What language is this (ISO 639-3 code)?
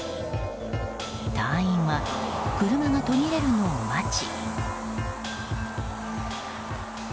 jpn